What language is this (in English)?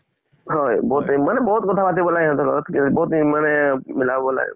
Assamese